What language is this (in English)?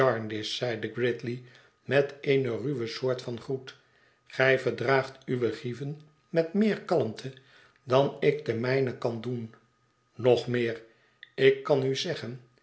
Dutch